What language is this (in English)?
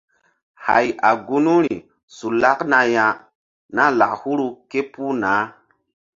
Mbum